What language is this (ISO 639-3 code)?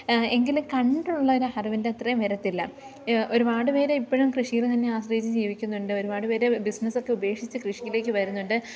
mal